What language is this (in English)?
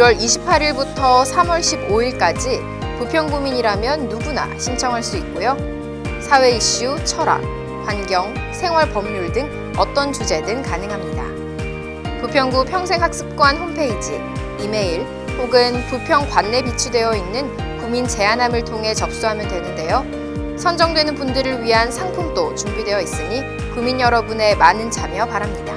Korean